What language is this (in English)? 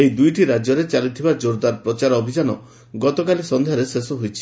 Odia